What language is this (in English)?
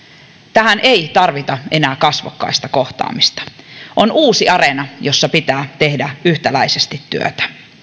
Finnish